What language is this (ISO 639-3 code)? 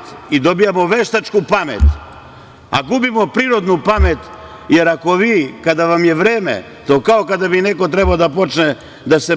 srp